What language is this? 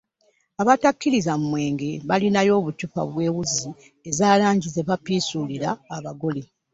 Ganda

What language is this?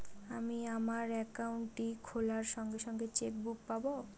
Bangla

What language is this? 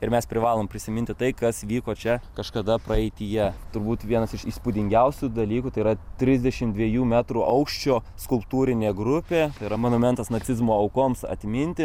Lithuanian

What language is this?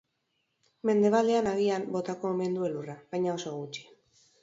Basque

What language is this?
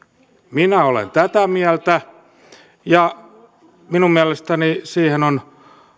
Finnish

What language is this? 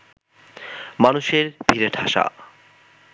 Bangla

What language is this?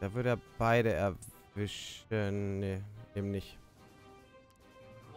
German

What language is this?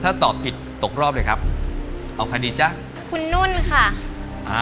Thai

